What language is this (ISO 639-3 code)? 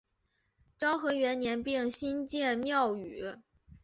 zho